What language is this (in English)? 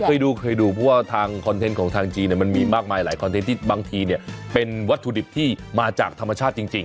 Thai